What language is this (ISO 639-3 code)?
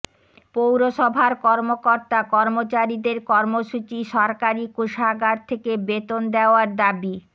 ben